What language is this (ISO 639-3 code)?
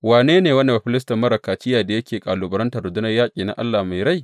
hau